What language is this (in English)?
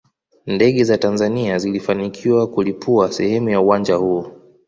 Swahili